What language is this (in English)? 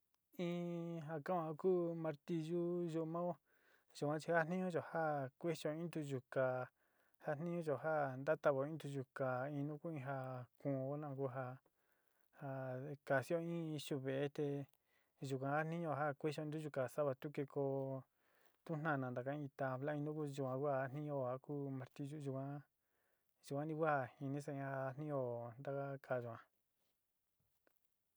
Sinicahua Mixtec